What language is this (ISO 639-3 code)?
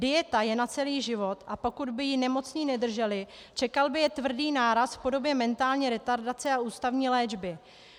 ces